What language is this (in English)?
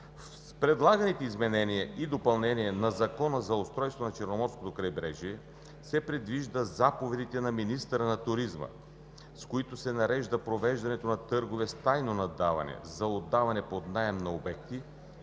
Bulgarian